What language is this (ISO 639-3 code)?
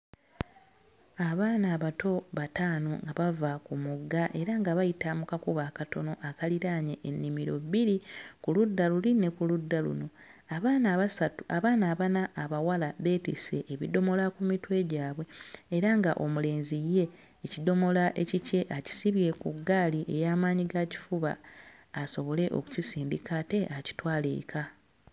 lug